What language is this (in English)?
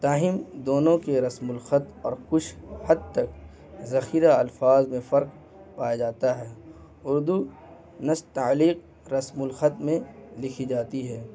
Urdu